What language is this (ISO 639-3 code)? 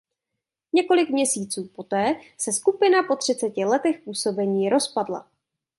ces